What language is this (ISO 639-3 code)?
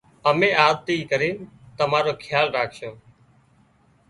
kxp